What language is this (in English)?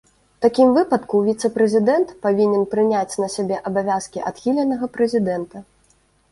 Belarusian